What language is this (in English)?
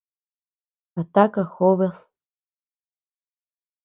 Tepeuxila Cuicatec